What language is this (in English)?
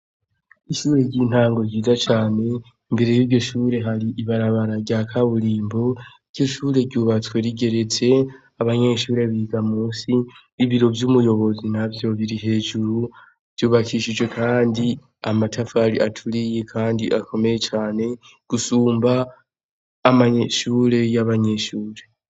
Rundi